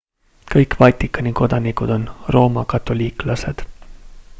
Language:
Estonian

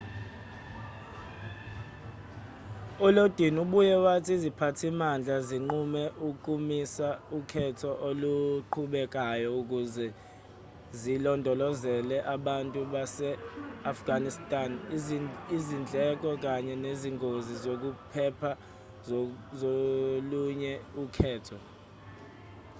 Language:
Zulu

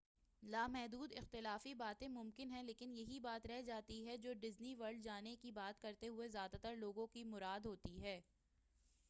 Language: Urdu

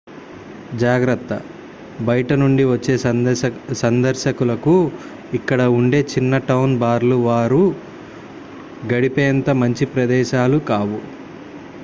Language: Telugu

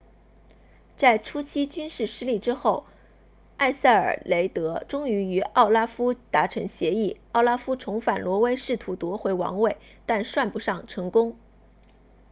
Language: Chinese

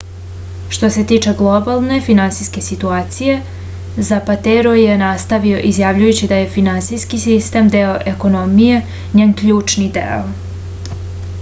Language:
Serbian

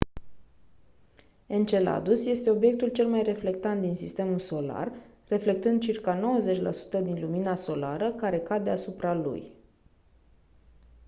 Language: Romanian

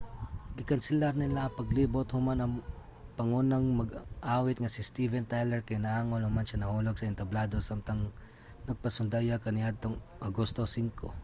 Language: Cebuano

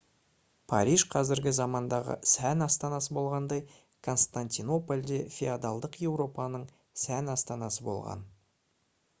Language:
Kazakh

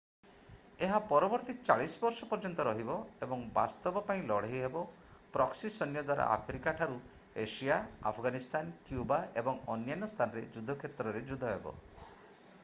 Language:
Odia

